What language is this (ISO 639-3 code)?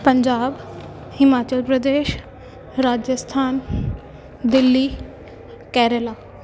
pan